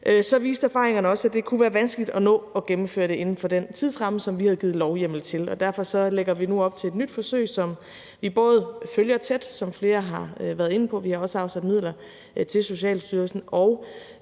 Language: Danish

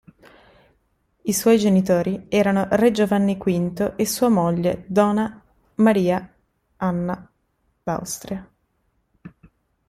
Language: Italian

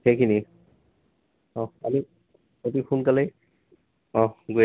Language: Assamese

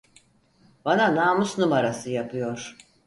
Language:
Turkish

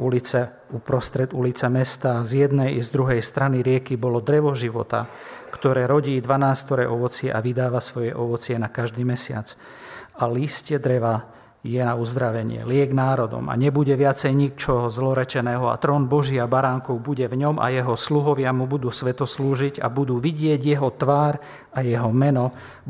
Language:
Slovak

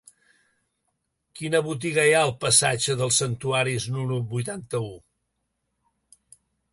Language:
Catalan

